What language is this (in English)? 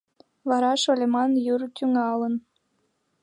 Mari